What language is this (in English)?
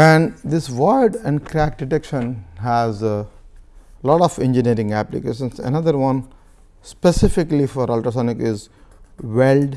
English